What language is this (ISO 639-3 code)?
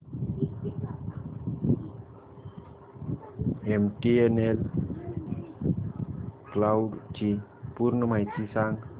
mar